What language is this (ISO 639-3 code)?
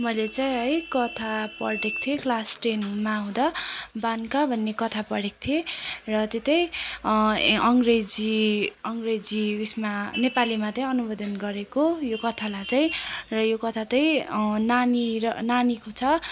nep